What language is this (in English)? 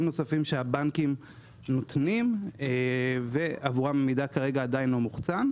Hebrew